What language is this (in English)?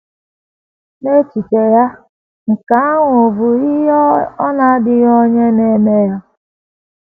Igbo